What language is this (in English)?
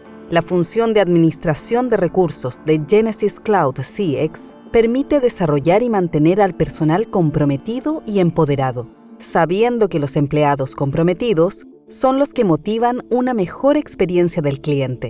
Spanish